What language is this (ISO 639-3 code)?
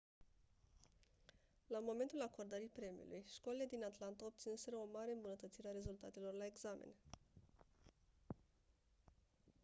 ron